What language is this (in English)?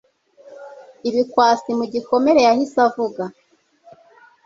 Kinyarwanda